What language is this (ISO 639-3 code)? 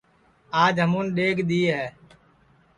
ssi